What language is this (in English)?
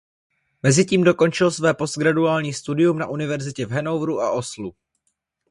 Czech